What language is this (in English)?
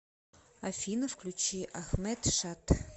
Russian